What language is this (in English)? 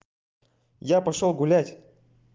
Russian